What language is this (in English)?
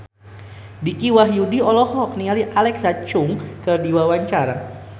Sundanese